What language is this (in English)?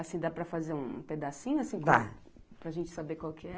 Portuguese